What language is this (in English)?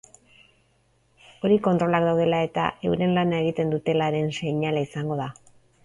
Basque